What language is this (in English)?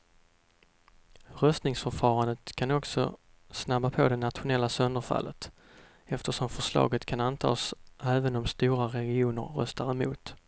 Swedish